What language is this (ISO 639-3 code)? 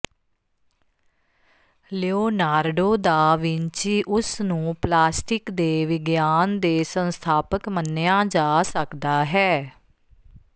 pan